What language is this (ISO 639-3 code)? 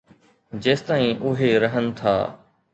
snd